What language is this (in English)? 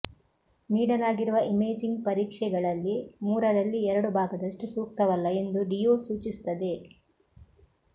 Kannada